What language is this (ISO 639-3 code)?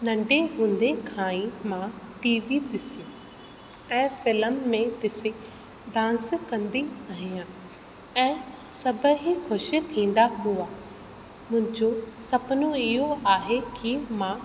snd